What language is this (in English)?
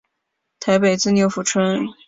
Chinese